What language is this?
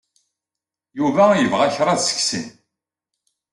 Kabyle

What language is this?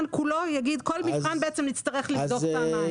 Hebrew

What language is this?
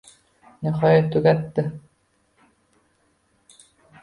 Uzbek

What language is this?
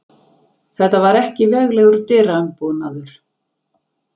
Icelandic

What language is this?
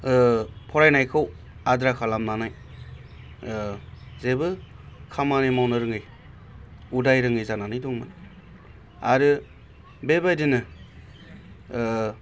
Bodo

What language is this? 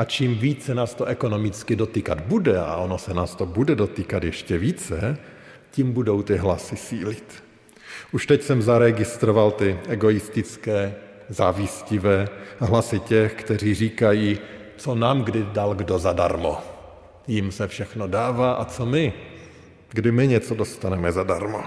Czech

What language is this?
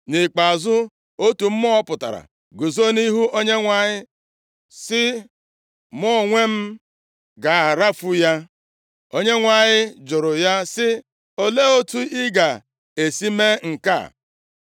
Igbo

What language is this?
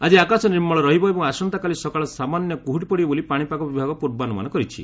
Odia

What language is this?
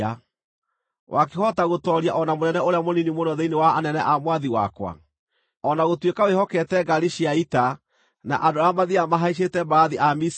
Kikuyu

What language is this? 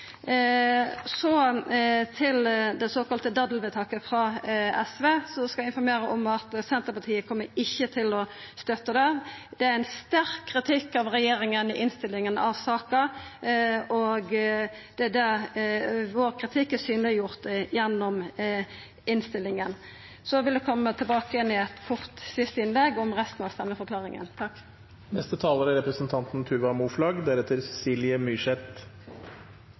Norwegian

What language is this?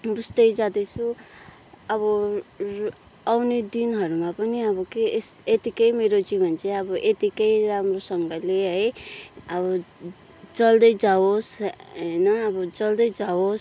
Nepali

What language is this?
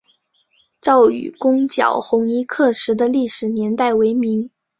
Chinese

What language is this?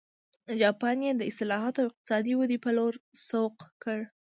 Pashto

